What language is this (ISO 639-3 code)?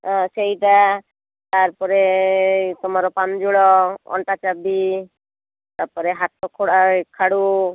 ori